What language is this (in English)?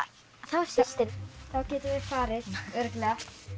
Icelandic